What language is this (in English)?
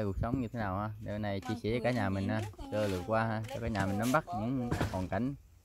Vietnamese